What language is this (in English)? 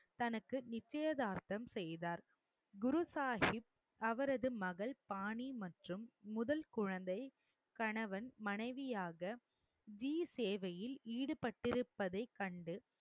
Tamil